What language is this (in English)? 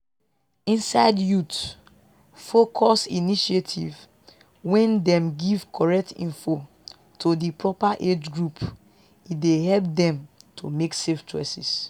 Nigerian Pidgin